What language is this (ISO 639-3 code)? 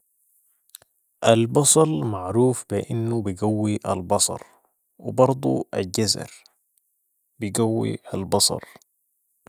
apd